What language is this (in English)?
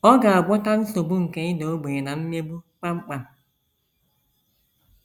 Igbo